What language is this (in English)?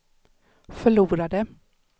Swedish